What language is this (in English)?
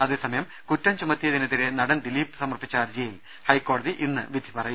Malayalam